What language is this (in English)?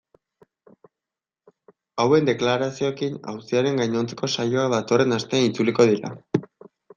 Basque